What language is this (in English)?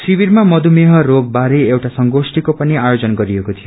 Nepali